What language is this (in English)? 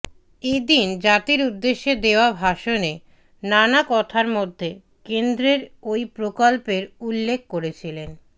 Bangla